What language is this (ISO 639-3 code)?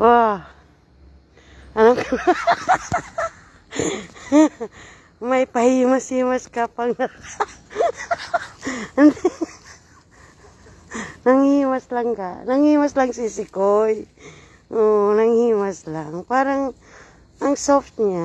fil